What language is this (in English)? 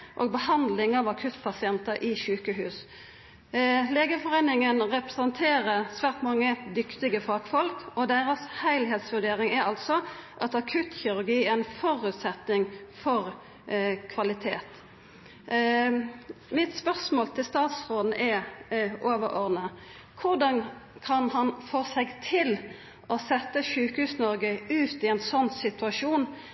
Norwegian Nynorsk